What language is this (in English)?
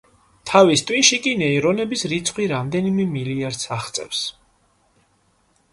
Georgian